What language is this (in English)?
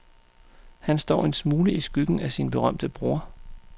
Danish